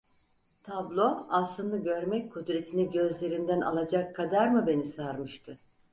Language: Turkish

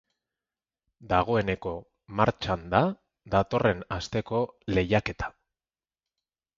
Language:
Basque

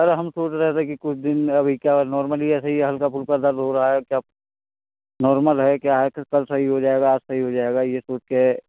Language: Hindi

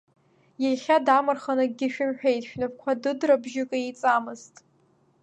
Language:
Abkhazian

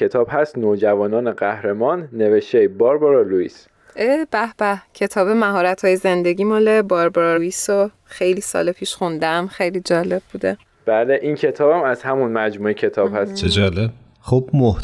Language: Persian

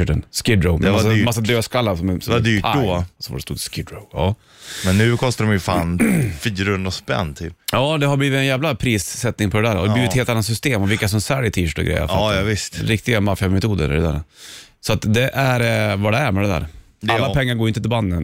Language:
Swedish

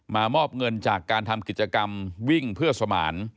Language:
Thai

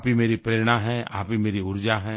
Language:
Hindi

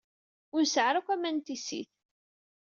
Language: Kabyle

